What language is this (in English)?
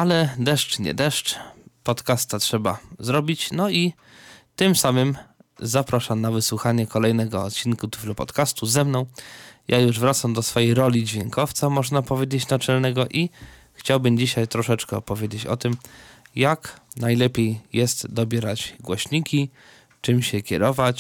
Polish